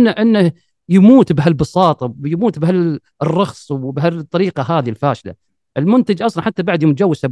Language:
Arabic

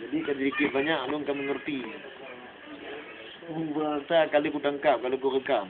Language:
Malay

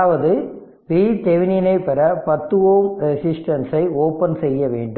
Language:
Tamil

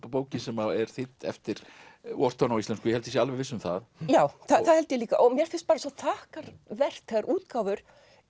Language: Icelandic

